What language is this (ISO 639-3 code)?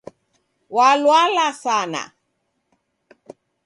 dav